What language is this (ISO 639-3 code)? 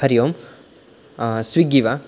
san